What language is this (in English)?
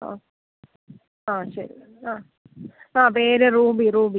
Malayalam